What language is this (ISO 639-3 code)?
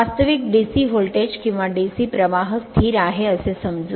mar